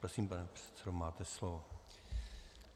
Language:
Czech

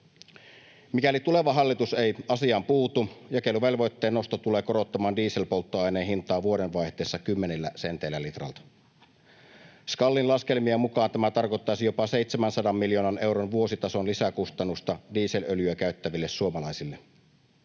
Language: Finnish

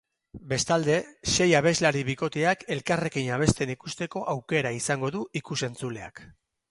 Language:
Basque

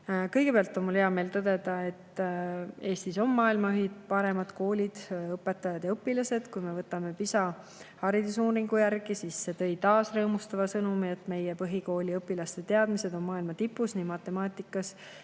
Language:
Estonian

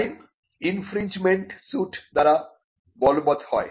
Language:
Bangla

